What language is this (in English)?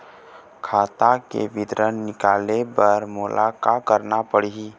Chhattisgarhi